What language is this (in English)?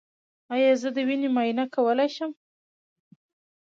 Pashto